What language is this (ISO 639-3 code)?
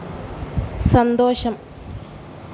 mal